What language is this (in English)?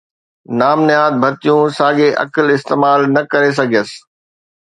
Sindhi